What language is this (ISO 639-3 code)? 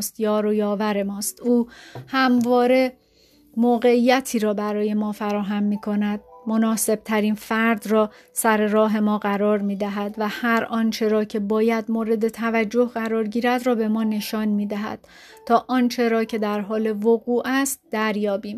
fas